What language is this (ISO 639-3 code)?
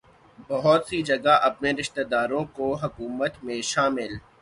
urd